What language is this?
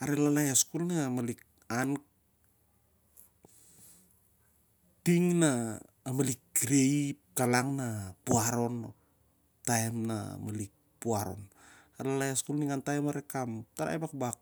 Siar-Lak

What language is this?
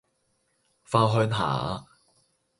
Cantonese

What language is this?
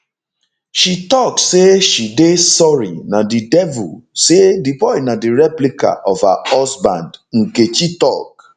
Nigerian Pidgin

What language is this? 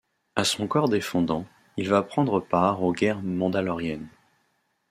French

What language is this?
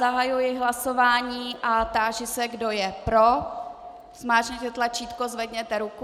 Czech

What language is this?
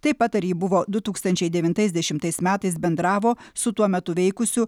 Lithuanian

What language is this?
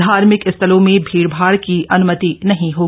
Hindi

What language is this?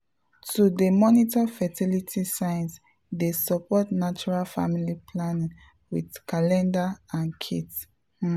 Nigerian Pidgin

